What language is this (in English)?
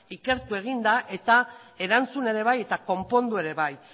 Basque